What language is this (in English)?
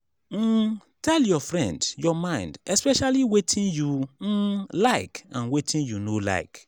Nigerian Pidgin